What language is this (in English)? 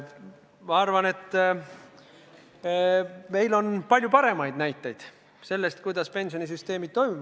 Estonian